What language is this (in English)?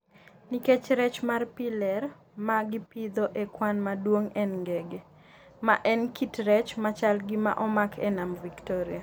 Luo (Kenya and Tanzania)